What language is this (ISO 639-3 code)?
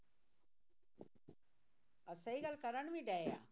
pan